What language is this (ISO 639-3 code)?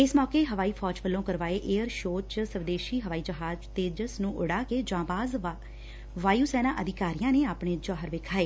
pan